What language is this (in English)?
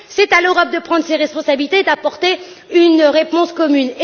French